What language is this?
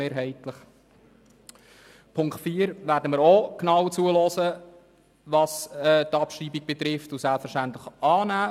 Swiss German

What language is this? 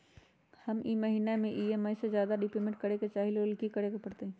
Magahi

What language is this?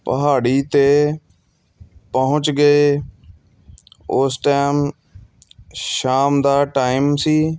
Punjabi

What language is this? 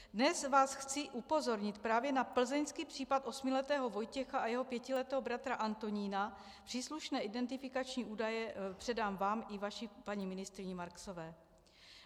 Czech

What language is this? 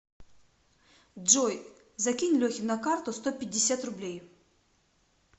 Russian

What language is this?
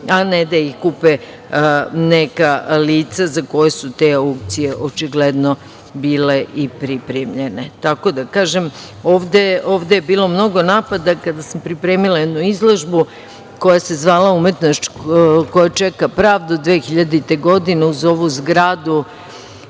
Serbian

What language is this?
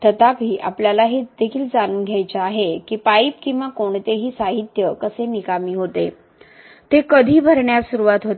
Marathi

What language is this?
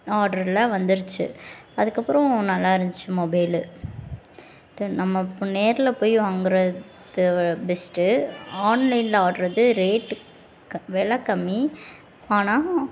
Tamil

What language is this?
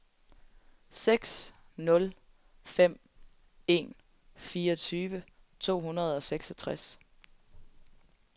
Danish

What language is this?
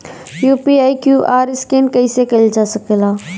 Bhojpuri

